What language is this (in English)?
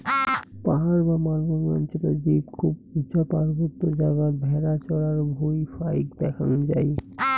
Bangla